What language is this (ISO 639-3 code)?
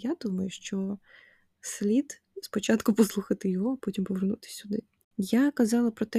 ukr